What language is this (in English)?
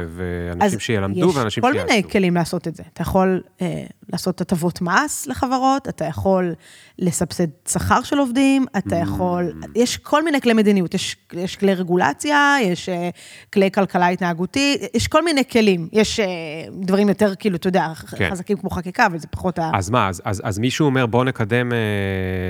Hebrew